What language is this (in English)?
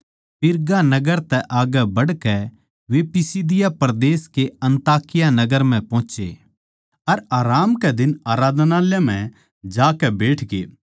Haryanvi